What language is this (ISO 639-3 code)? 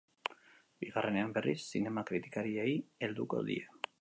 eus